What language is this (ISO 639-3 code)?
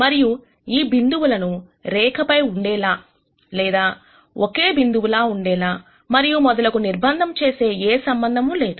tel